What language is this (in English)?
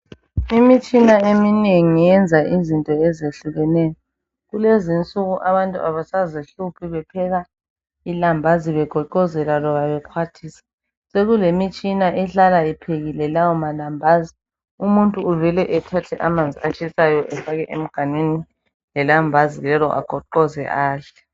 North Ndebele